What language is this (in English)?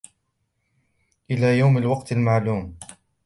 Arabic